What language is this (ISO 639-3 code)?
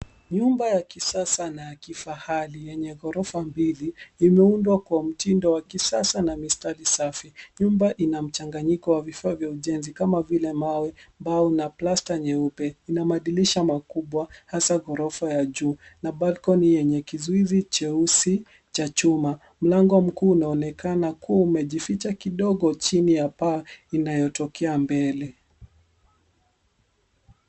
swa